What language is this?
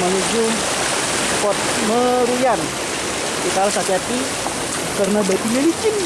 Indonesian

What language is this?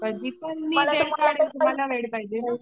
Marathi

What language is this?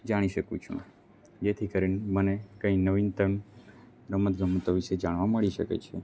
Gujarati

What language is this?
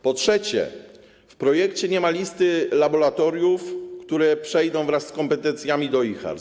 Polish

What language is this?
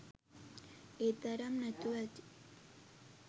Sinhala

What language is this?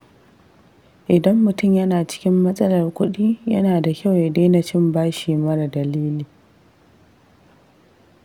Hausa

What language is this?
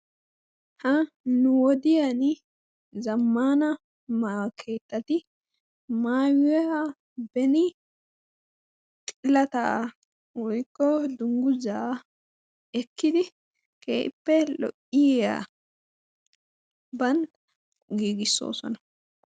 Wolaytta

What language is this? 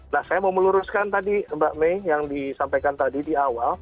Indonesian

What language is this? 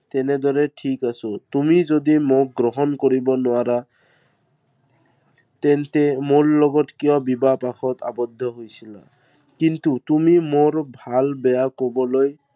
Assamese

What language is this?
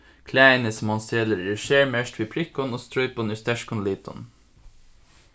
Faroese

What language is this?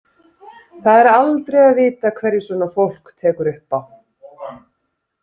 Icelandic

